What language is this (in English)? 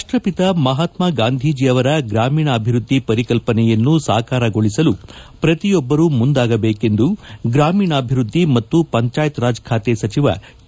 Kannada